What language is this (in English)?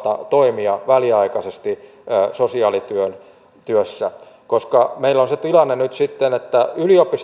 Finnish